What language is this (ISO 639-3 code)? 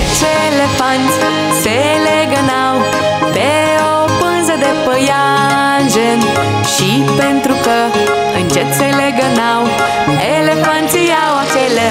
ron